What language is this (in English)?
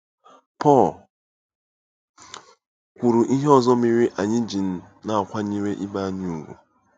Igbo